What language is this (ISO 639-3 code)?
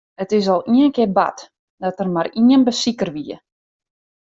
fry